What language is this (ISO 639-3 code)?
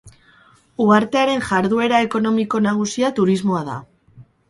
eus